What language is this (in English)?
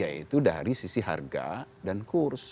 Indonesian